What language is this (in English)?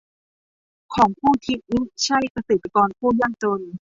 Thai